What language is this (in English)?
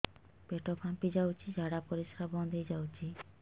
Odia